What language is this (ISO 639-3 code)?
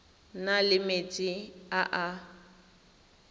tsn